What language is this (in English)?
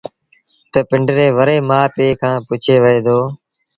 Sindhi Bhil